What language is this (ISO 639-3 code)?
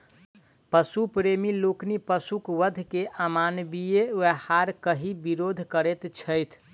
mai